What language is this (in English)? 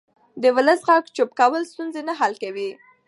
Pashto